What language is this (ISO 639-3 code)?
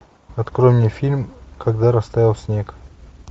rus